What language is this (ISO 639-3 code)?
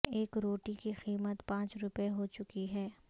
urd